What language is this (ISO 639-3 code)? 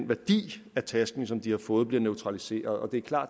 dan